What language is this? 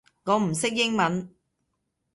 Cantonese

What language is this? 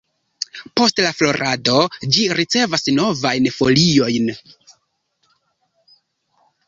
Esperanto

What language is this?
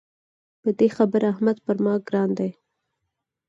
Pashto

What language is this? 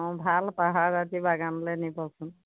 Assamese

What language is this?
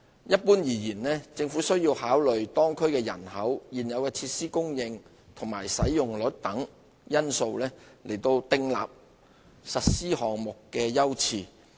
Cantonese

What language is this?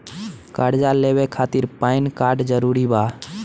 Bhojpuri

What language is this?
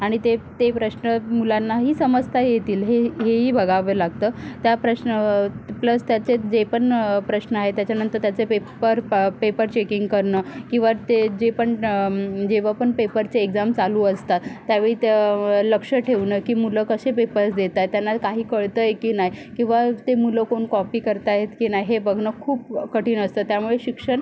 Marathi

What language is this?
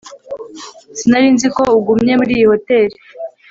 Kinyarwanda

